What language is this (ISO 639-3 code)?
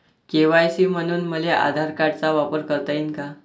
mar